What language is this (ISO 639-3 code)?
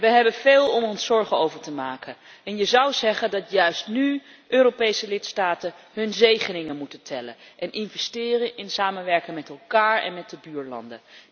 nld